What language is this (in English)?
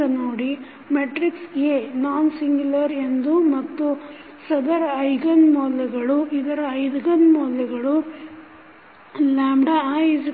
Kannada